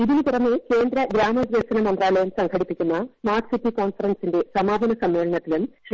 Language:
Malayalam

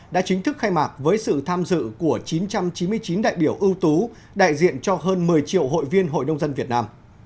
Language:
Vietnamese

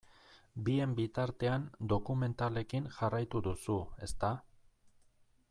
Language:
Basque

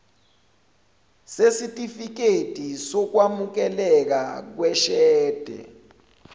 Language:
Zulu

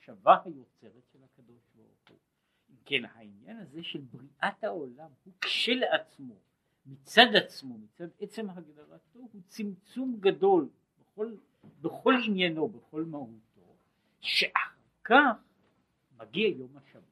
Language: Hebrew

